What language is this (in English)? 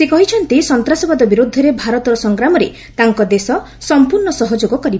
Odia